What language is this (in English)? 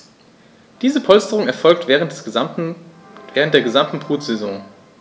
German